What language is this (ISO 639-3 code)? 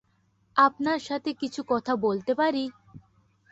ben